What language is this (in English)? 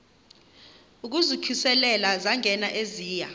Xhosa